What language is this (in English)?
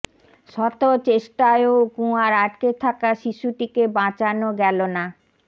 Bangla